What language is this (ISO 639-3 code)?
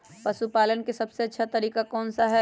mag